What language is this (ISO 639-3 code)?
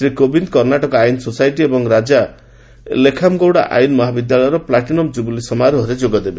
ori